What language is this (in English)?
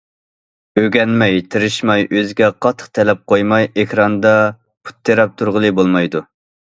Uyghur